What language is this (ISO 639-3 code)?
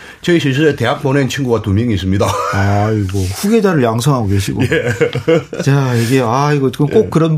kor